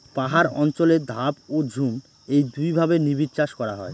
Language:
Bangla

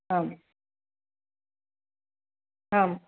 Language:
Sanskrit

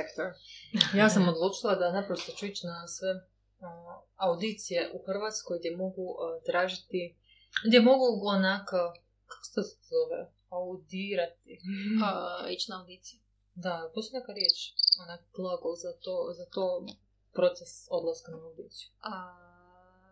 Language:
Croatian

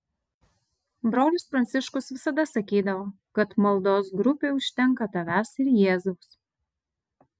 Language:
Lithuanian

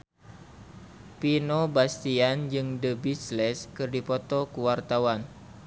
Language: Sundanese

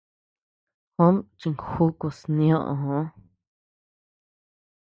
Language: Tepeuxila Cuicatec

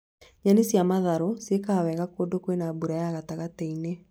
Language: Kikuyu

